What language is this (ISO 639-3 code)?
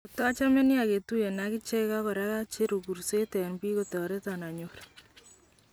kln